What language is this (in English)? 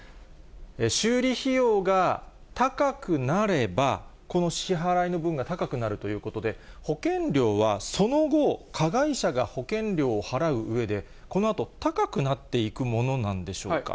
Japanese